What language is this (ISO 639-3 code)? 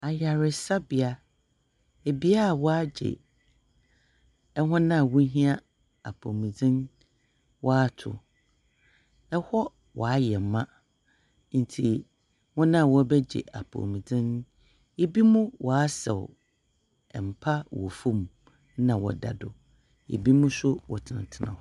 aka